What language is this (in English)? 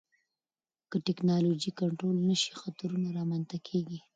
Pashto